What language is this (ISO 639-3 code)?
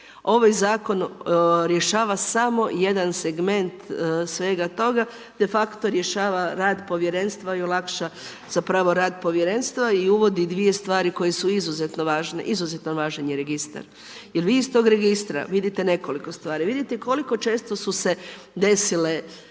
hrv